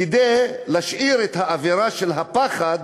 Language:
Hebrew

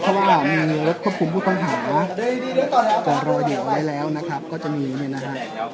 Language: Thai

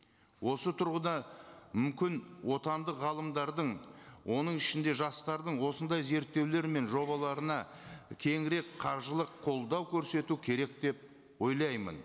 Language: Kazakh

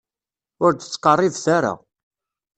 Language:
Kabyle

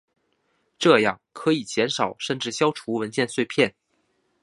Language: Chinese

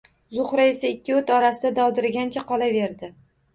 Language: Uzbek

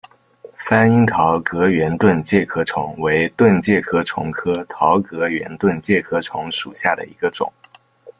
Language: Chinese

